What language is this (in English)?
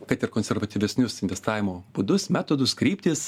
Lithuanian